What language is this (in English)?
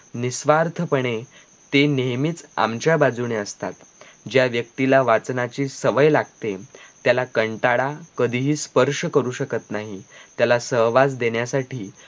Marathi